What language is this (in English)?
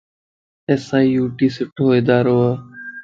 Lasi